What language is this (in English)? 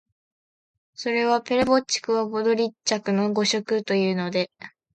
Japanese